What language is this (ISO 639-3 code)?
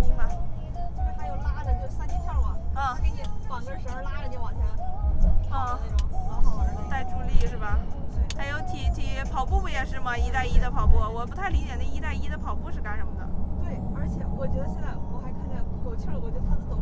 zho